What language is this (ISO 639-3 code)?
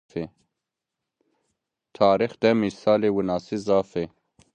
zza